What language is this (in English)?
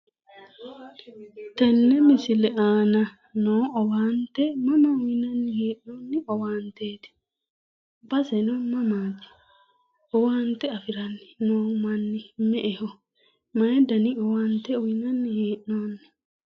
Sidamo